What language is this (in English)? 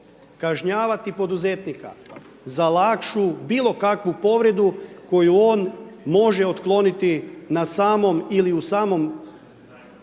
Croatian